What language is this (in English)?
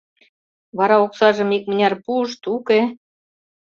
Mari